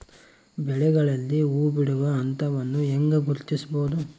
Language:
Kannada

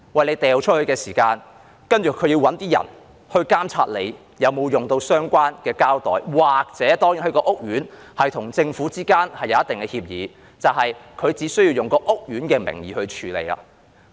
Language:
Cantonese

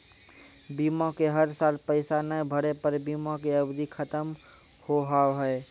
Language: Maithili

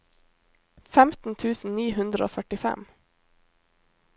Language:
Norwegian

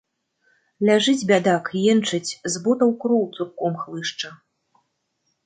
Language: Belarusian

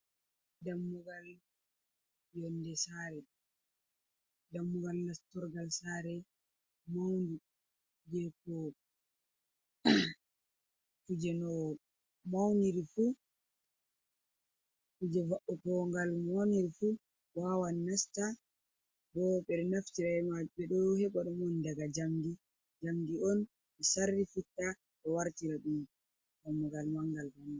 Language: Fula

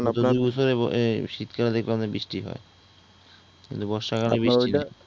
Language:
Bangla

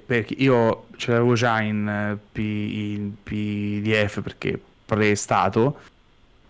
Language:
Italian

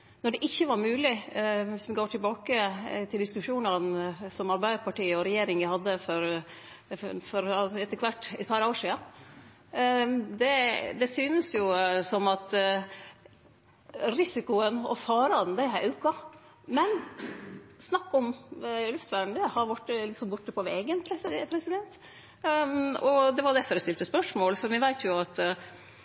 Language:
Norwegian Nynorsk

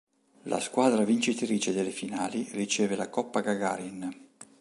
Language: Italian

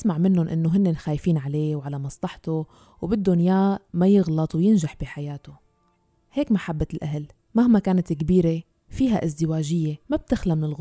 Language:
Arabic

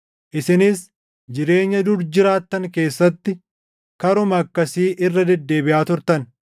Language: Oromo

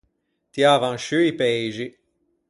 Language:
Ligurian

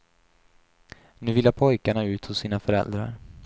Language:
Swedish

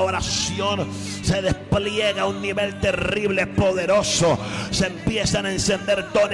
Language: Spanish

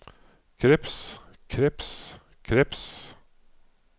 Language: Norwegian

